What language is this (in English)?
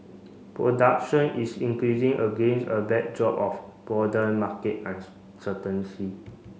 English